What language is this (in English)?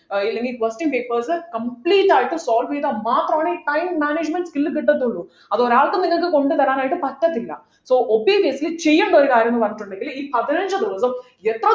Malayalam